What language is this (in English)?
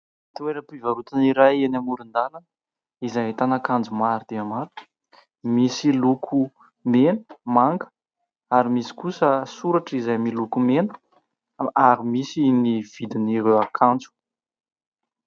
Malagasy